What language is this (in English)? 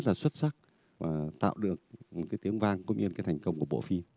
Vietnamese